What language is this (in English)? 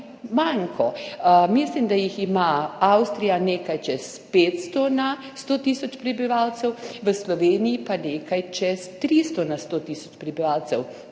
Slovenian